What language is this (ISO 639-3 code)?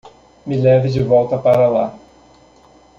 por